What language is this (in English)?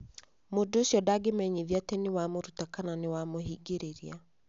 Kikuyu